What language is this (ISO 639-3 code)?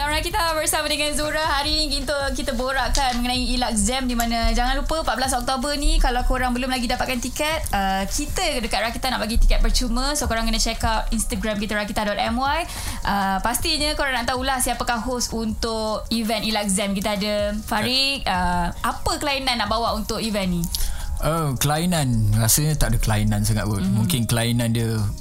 msa